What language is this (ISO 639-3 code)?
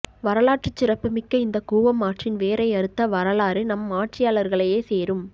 tam